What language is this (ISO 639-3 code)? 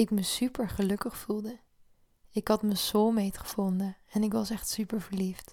nld